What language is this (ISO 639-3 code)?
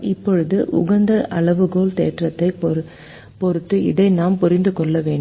tam